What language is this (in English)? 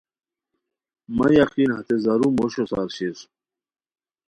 Khowar